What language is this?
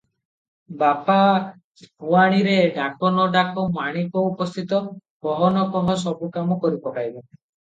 Odia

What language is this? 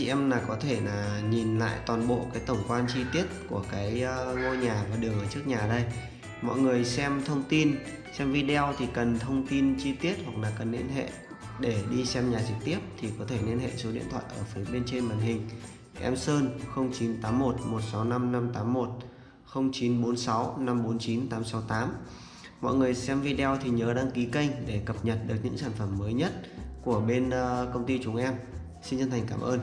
Vietnamese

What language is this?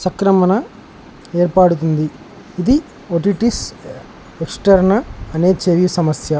Telugu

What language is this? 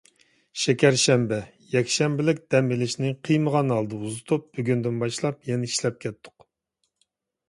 Uyghur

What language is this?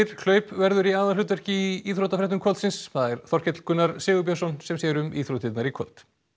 Icelandic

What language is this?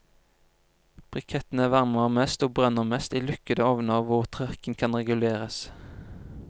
Norwegian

